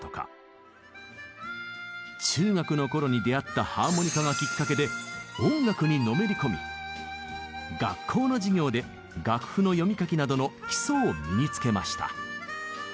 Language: Japanese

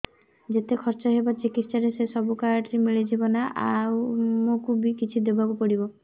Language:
Odia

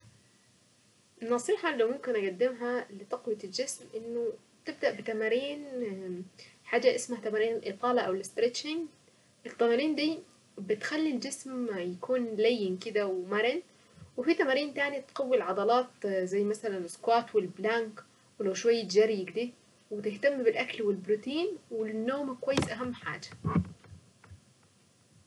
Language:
Saidi Arabic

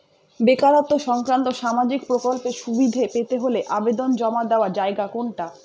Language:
Bangla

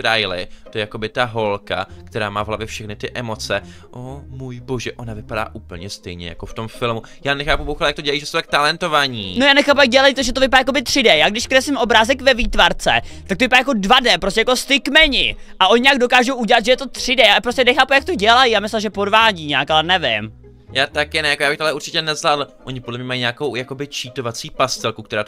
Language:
Czech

